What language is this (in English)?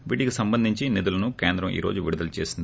Telugu